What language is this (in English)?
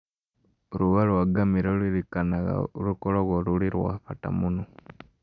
Kikuyu